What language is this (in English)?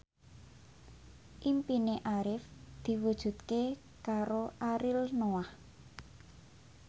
Javanese